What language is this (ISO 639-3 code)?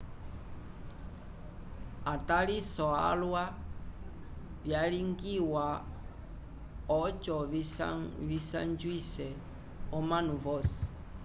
umb